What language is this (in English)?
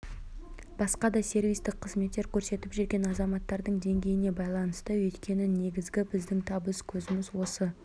Kazakh